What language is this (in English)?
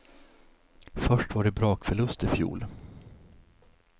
Swedish